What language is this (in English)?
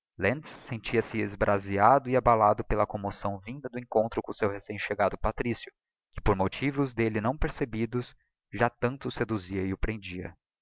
Portuguese